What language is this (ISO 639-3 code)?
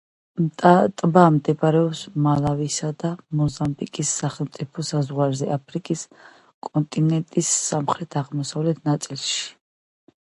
kat